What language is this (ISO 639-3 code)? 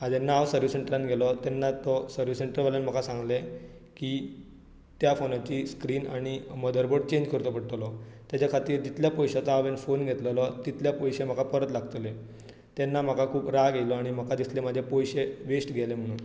kok